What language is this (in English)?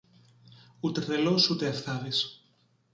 Greek